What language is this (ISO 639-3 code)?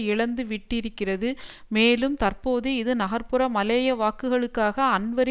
tam